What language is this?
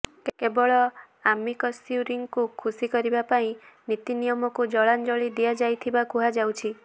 Odia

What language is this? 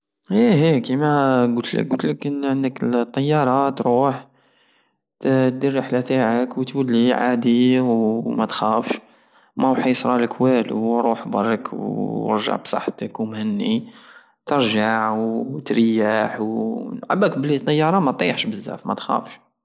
Algerian Saharan Arabic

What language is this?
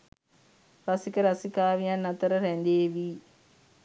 Sinhala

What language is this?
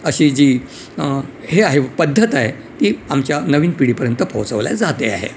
Marathi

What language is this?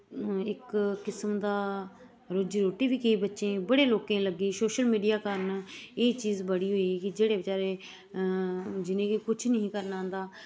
Dogri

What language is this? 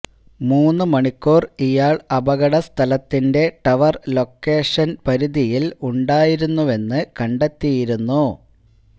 Malayalam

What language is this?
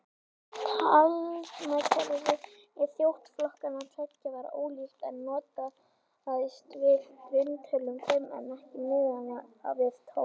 Icelandic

